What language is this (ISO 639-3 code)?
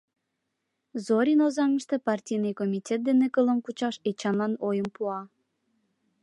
chm